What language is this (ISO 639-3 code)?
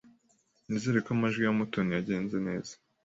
kin